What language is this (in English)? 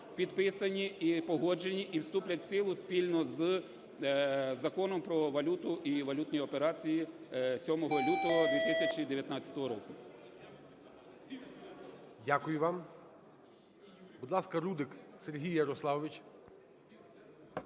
Ukrainian